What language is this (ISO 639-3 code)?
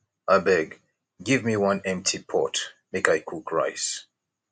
pcm